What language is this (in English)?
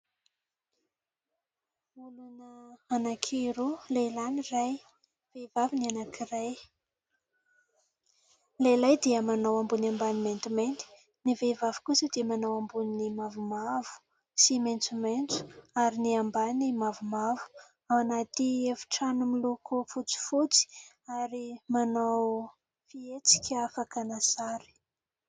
Malagasy